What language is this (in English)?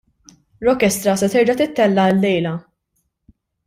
Maltese